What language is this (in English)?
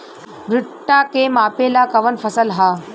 Bhojpuri